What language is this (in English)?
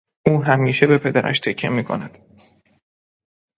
Persian